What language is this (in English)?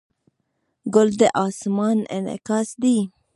Pashto